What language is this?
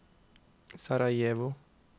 Norwegian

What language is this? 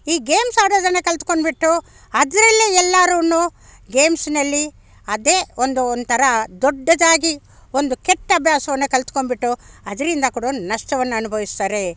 Kannada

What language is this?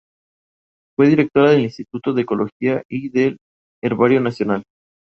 Spanish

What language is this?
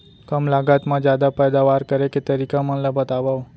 Chhattisgarhi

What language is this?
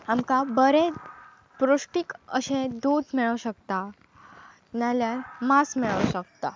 Konkani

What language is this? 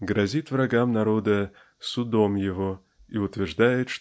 Russian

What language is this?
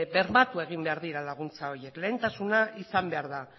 Basque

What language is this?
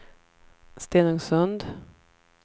Swedish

